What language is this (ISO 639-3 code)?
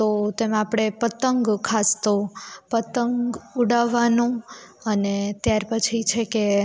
guj